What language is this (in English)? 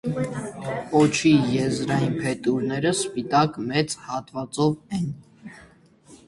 Armenian